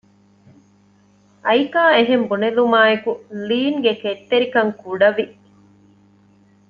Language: Divehi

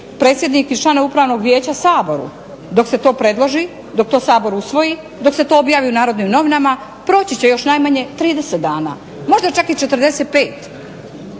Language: Croatian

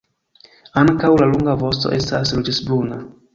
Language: Esperanto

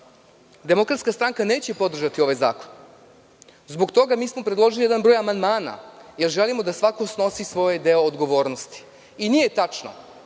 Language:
Serbian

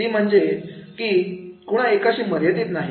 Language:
Marathi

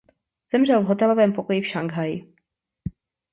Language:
Czech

